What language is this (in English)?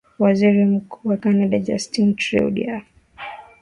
Swahili